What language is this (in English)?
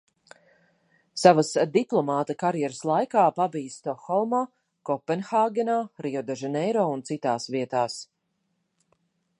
Latvian